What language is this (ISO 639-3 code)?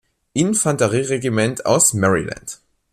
deu